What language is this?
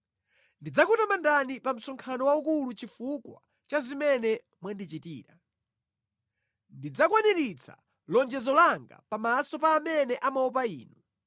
Nyanja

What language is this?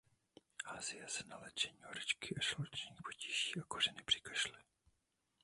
Czech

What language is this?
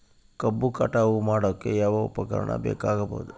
Kannada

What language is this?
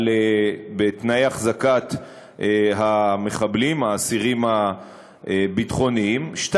Hebrew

